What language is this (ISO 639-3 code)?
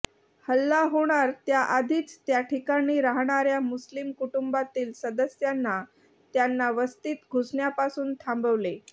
mar